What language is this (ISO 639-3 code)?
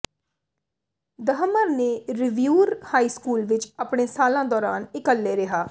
pan